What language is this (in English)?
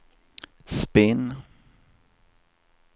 Swedish